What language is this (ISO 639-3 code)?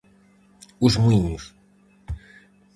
glg